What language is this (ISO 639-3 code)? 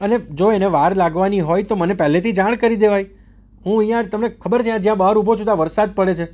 guj